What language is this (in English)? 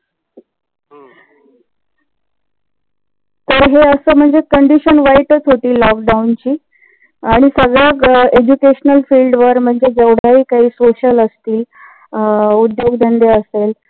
Marathi